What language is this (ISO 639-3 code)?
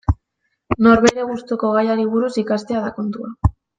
eus